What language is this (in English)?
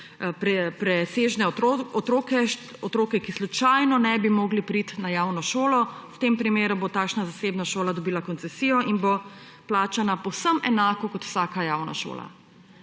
Slovenian